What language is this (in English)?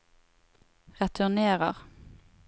Norwegian